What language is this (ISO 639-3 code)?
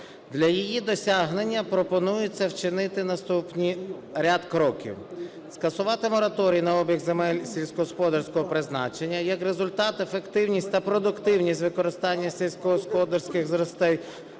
ukr